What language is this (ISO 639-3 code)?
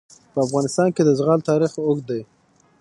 pus